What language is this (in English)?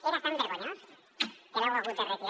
Catalan